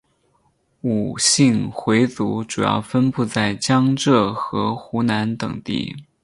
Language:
Chinese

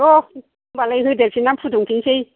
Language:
Bodo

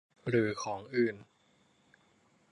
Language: Thai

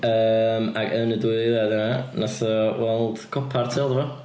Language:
Welsh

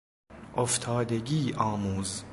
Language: Persian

